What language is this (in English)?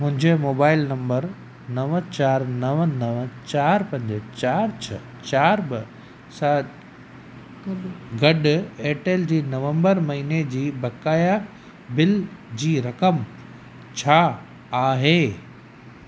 Sindhi